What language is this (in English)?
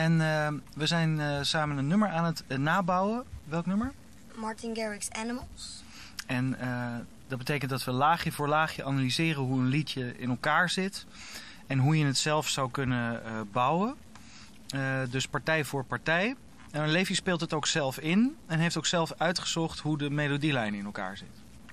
Dutch